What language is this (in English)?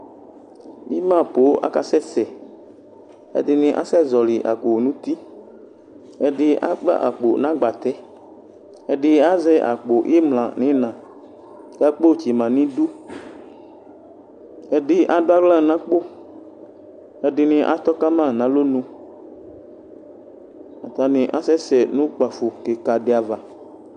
Ikposo